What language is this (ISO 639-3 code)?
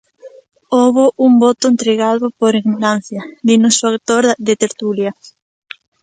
glg